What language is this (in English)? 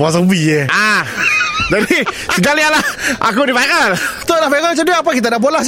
Malay